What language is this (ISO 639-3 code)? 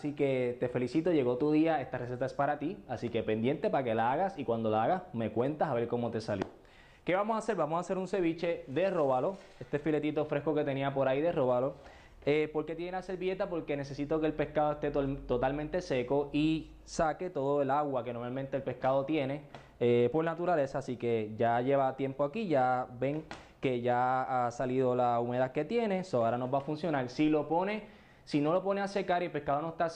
spa